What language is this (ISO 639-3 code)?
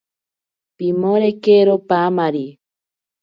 prq